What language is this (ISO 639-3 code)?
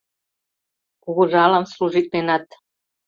chm